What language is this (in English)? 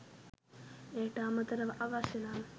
Sinhala